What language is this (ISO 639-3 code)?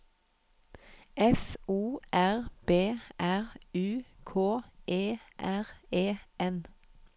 nor